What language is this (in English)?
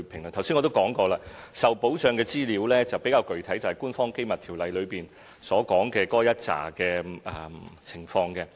Cantonese